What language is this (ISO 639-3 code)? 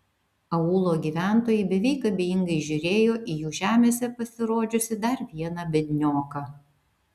lit